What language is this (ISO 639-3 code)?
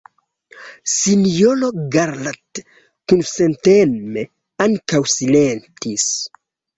epo